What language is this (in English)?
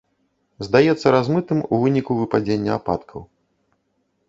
Belarusian